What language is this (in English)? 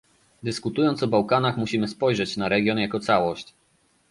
Polish